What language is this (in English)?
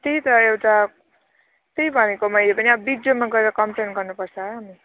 Nepali